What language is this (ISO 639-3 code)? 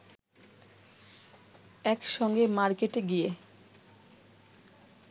ben